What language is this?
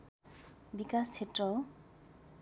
Nepali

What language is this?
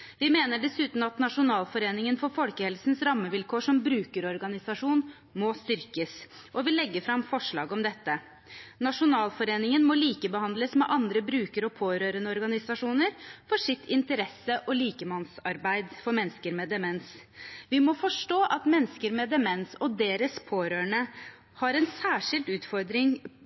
Norwegian Bokmål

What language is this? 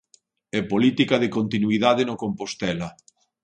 Galician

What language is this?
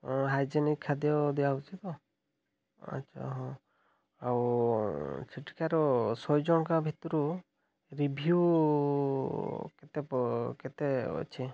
Odia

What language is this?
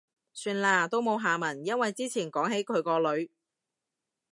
Cantonese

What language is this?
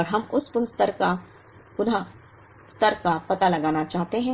Hindi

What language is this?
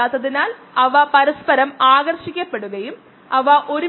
Malayalam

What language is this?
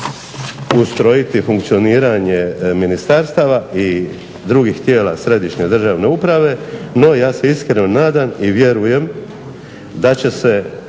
Croatian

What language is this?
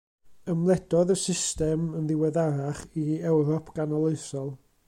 Welsh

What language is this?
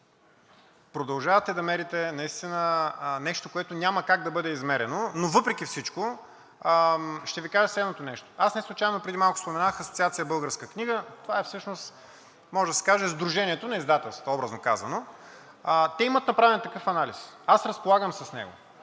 Bulgarian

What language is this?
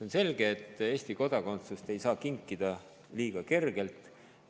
Estonian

